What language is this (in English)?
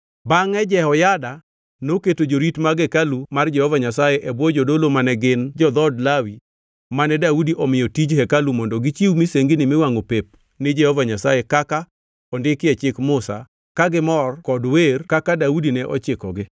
Luo (Kenya and Tanzania)